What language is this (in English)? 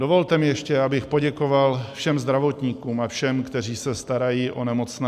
Czech